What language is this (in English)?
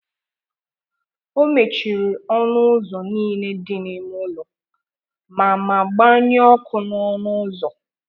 Igbo